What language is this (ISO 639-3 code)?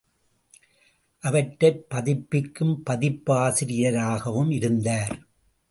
tam